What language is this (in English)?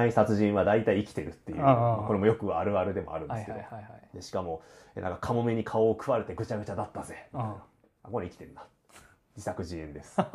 Japanese